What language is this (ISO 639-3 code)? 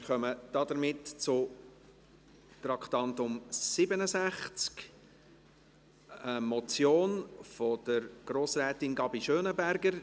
gsw